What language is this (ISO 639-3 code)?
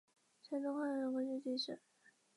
zho